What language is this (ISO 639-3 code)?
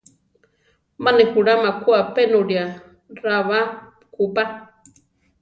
tar